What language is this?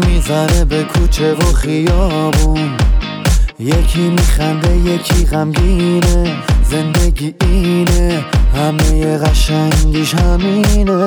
Persian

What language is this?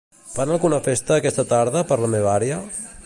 Catalan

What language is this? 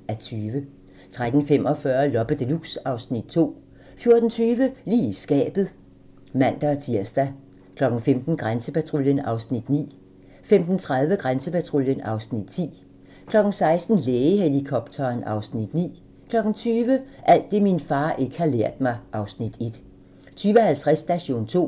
Danish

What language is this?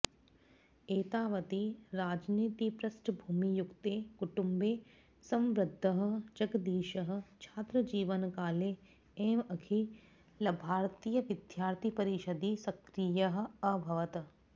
Sanskrit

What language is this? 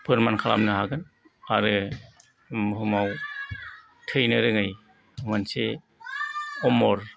Bodo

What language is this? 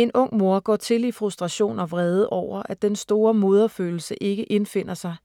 Danish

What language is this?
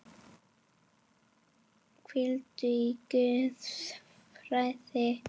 Icelandic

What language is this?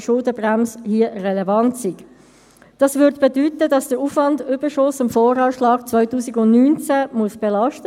Swiss German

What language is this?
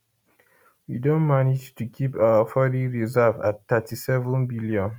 Nigerian Pidgin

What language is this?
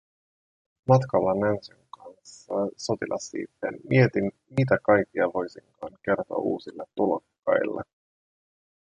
Finnish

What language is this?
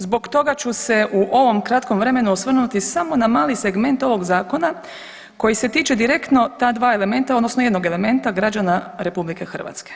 Croatian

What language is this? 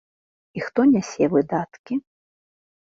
Belarusian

